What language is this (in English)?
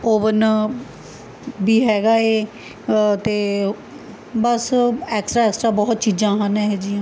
Punjabi